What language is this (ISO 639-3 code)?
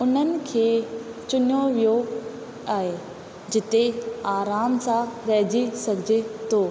snd